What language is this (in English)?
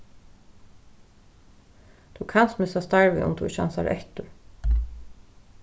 Faroese